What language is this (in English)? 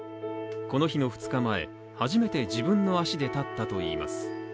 Japanese